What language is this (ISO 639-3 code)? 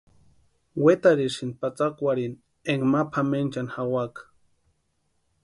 pua